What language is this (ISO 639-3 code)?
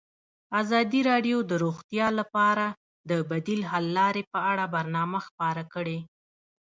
pus